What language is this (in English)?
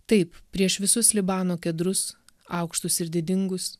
Lithuanian